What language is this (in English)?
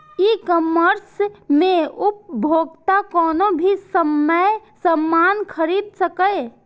Maithili